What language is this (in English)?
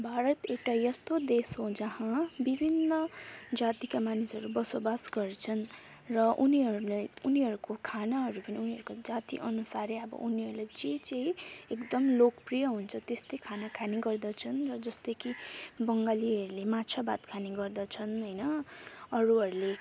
Nepali